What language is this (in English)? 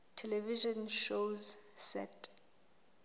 Southern Sotho